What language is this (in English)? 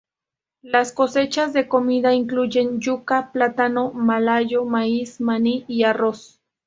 Spanish